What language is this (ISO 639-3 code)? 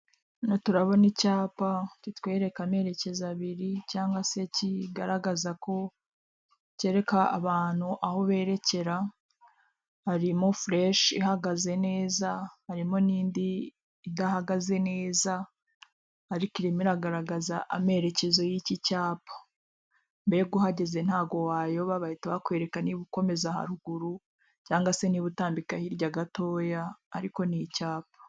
kin